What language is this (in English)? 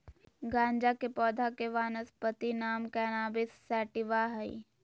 Magahi